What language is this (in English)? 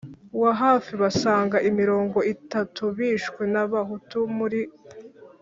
Kinyarwanda